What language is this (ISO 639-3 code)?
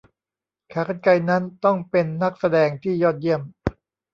tha